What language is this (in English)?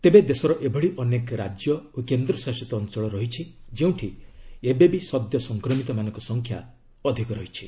Odia